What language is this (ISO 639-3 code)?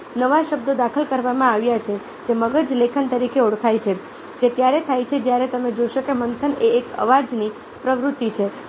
guj